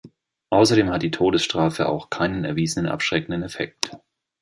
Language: German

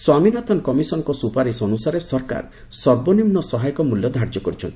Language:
Odia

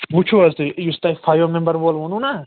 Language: Kashmiri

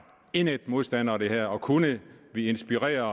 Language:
Danish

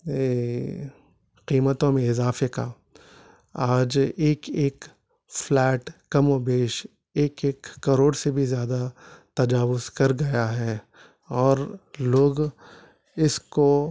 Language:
Urdu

